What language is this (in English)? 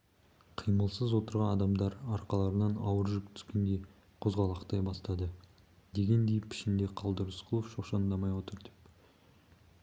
Kazakh